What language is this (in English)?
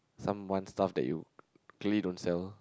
English